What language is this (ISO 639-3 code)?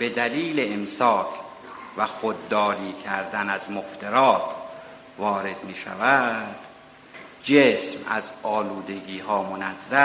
fas